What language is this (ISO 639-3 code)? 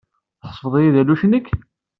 kab